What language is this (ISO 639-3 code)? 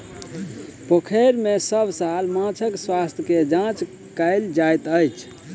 mai